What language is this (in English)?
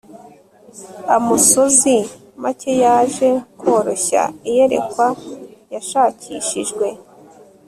Kinyarwanda